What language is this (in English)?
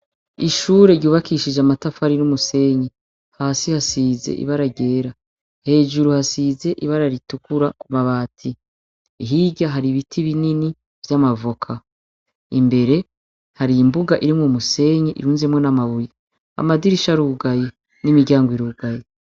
Rundi